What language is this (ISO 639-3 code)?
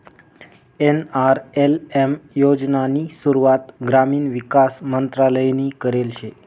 mar